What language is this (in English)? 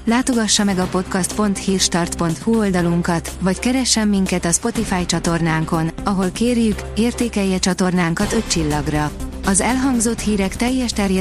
Hungarian